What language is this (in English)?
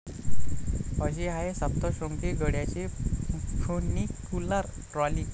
Marathi